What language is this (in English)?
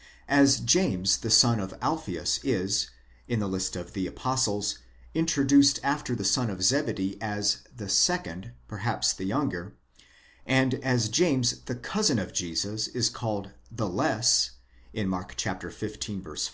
English